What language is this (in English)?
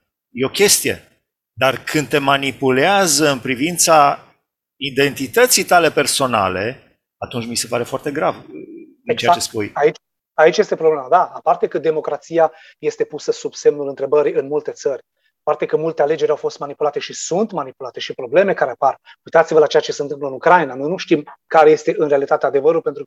Romanian